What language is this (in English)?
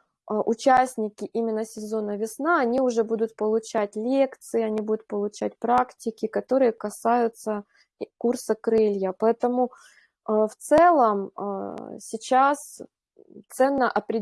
Russian